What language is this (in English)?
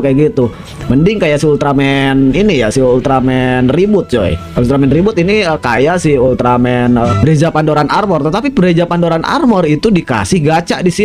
Indonesian